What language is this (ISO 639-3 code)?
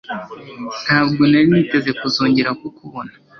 kin